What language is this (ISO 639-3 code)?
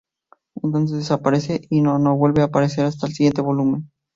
spa